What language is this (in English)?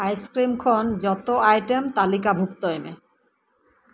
Santali